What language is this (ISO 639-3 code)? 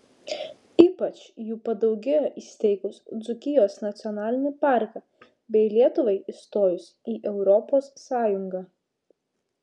lit